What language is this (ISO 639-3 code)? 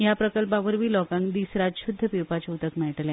kok